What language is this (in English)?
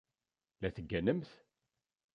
Kabyle